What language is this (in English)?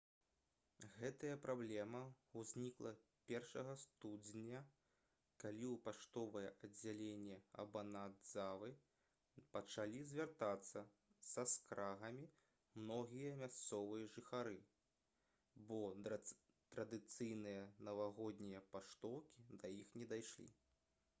Belarusian